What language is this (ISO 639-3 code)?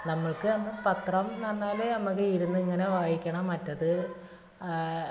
mal